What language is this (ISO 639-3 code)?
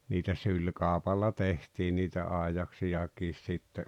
fin